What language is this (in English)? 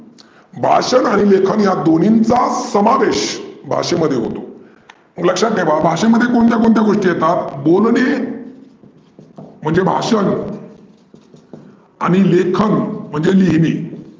Marathi